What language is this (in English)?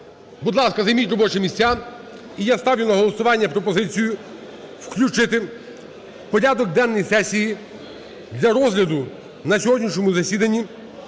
Ukrainian